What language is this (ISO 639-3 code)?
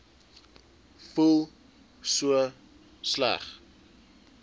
afr